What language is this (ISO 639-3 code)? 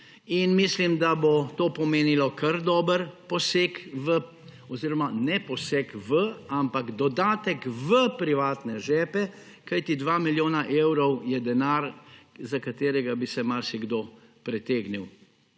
slv